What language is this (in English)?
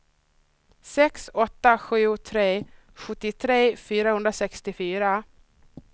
Swedish